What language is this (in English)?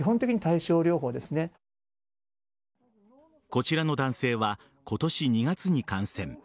Japanese